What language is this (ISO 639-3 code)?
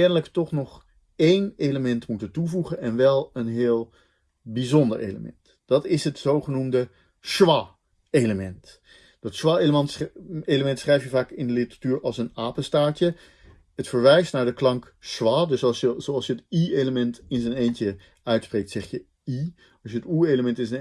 nld